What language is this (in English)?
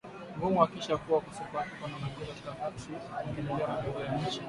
Swahili